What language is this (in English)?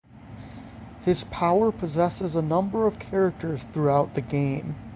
English